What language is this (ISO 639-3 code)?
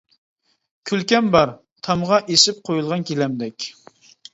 uig